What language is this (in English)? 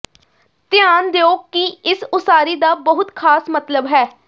Punjabi